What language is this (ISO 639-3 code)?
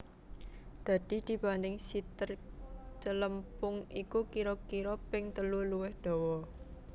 jav